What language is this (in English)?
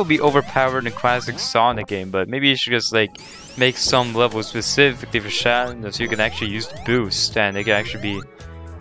English